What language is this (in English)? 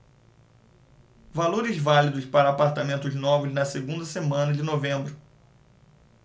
Portuguese